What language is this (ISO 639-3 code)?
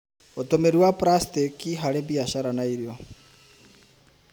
kik